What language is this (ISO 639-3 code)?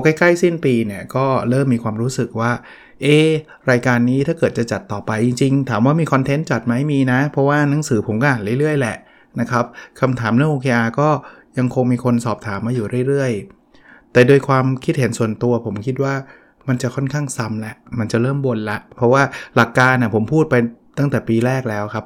tha